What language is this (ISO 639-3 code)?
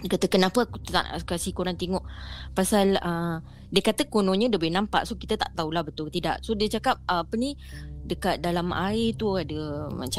msa